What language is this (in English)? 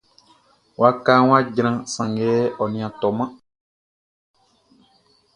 Baoulé